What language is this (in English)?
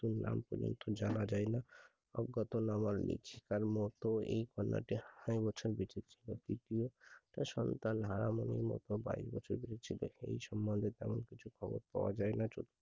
Bangla